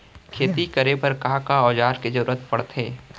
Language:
Chhattisgarhi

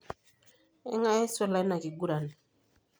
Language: Masai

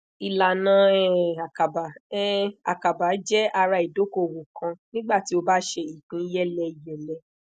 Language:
Yoruba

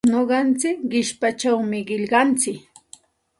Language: Santa Ana de Tusi Pasco Quechua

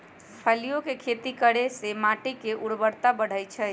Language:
Magahi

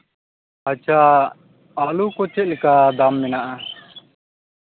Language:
Santali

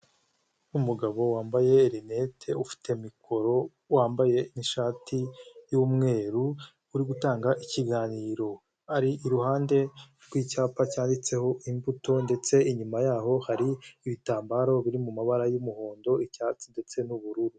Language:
Kinyarwanda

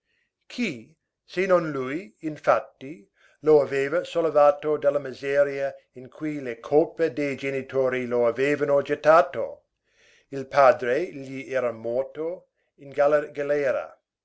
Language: Italian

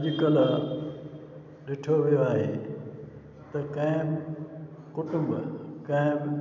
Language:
Sindhi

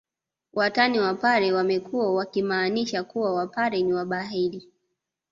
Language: Swahili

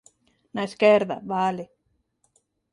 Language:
Galician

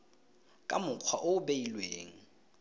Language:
Tswana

